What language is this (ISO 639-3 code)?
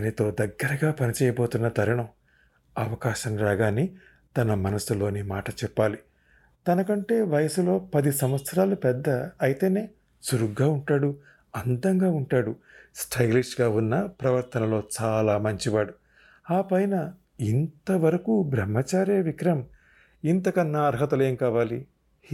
tel